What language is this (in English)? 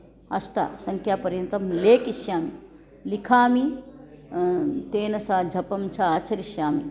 Sanskrit